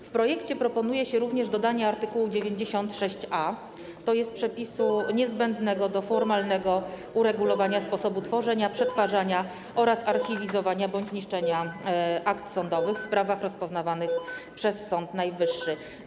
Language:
Polish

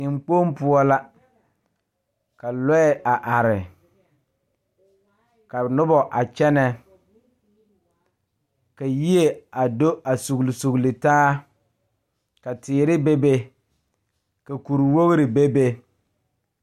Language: Southern Dagaare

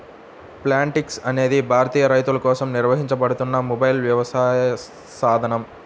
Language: Telugu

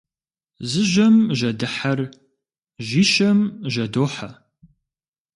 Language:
Kabardian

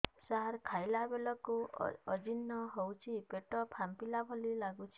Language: Odia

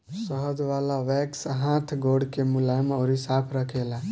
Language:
Bhojpuri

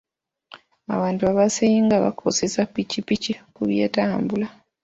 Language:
Ganda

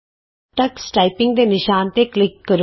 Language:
Punjabi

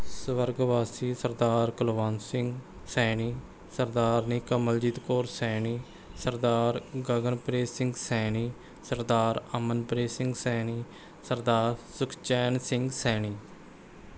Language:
Punjabi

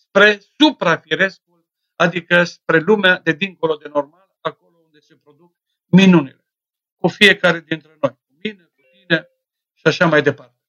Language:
Romanian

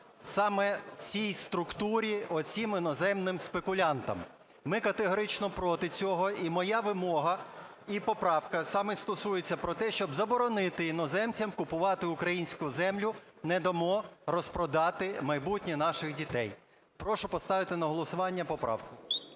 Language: Ukrainian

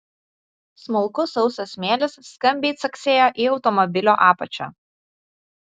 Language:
Lithuanian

